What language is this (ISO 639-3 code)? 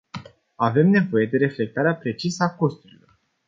ron